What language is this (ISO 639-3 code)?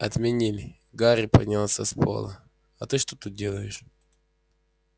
rus